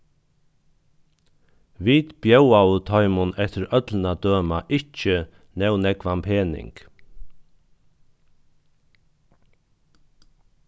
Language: Faroese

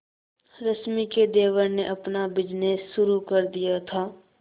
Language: Hindi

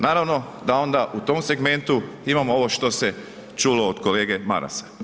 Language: Croatian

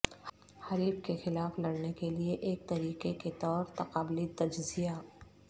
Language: Urdu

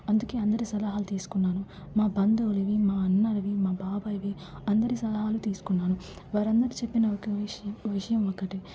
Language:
Telugu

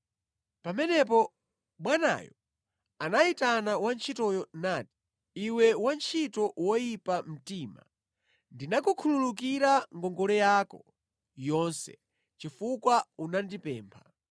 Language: Nyanja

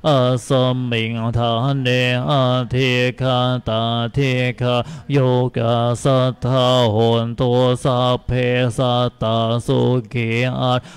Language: Thai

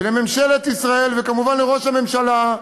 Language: Hebrew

